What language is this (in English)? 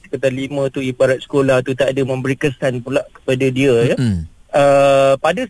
Malay